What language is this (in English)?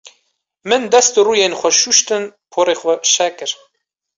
Kurdish